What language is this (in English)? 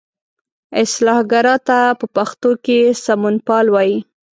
Pashto